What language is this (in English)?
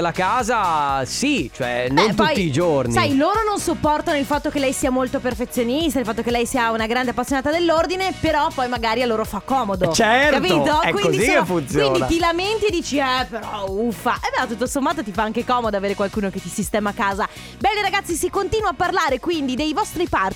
Italian